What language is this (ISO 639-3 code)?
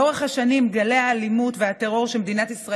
heb